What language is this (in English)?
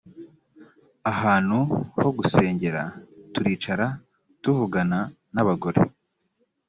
Kinyarwanda